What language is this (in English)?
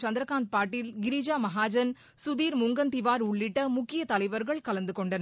Tamil